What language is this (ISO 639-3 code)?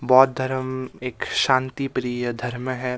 hin